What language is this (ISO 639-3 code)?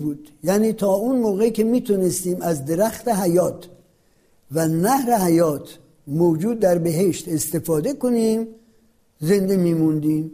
fas